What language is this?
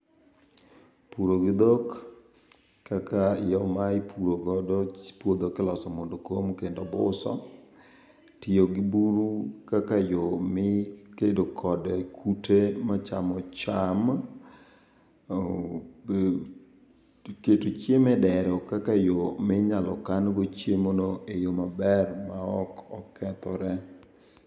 Luo (Kenya and Tanzania)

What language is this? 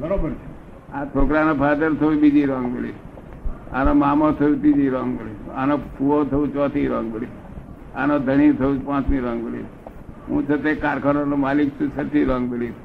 Gujarati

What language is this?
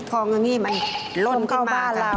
Thai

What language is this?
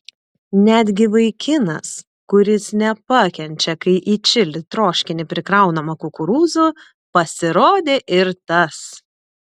Lithuanian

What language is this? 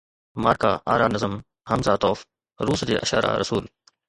Sindhi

